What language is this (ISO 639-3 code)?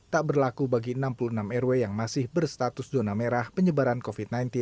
ind